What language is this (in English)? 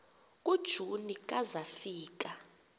Xhosa